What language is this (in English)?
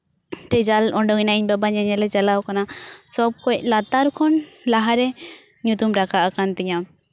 Santali